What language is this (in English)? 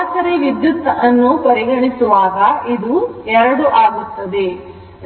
Kannada